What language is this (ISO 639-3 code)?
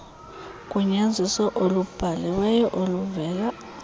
xho